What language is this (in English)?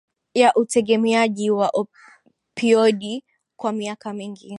Swahili